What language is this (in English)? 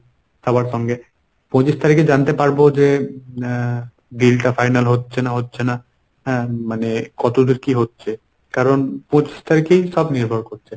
Bangla